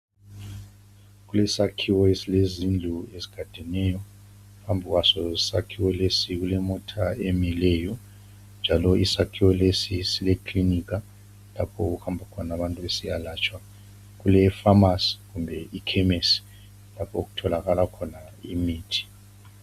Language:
North Ndebele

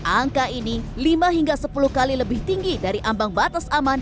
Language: Indonesian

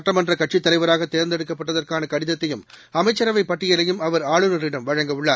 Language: Tamil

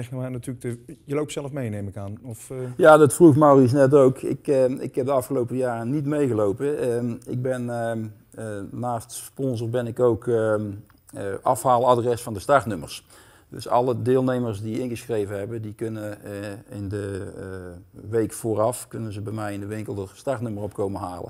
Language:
Dutch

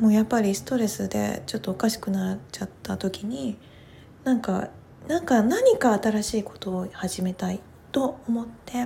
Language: Japanese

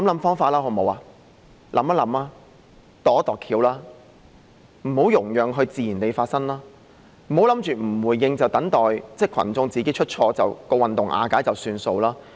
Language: Cantonese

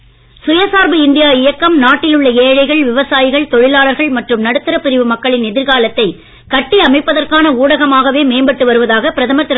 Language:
Tamil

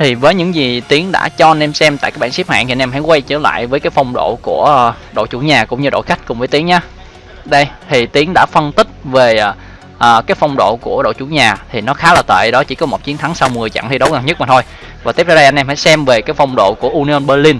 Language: Vietnamese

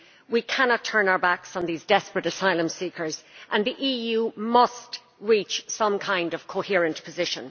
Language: English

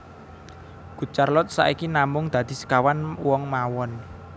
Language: Javanese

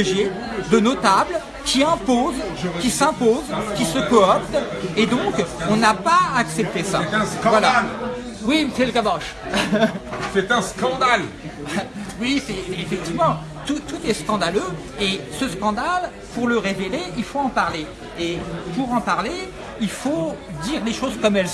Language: French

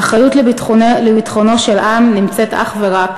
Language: Hebrew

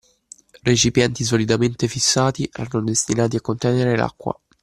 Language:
Italian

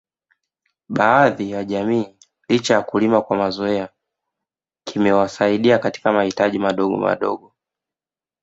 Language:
Swahili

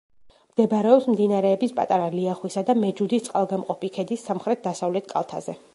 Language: Georgian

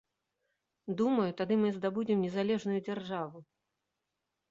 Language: Belarusian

